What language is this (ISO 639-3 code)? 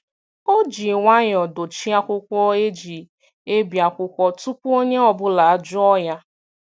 ibo